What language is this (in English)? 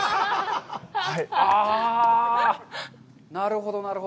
Japanese